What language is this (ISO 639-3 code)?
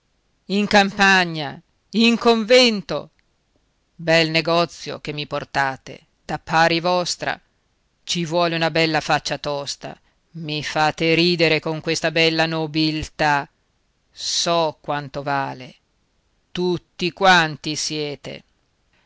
ita